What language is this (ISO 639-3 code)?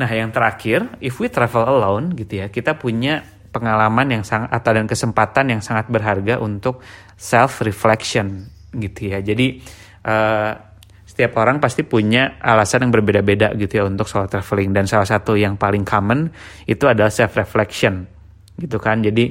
ind